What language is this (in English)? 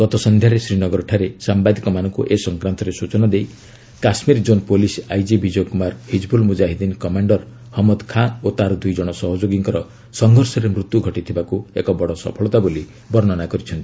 Odia